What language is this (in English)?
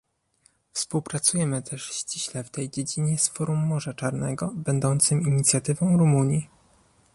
Polish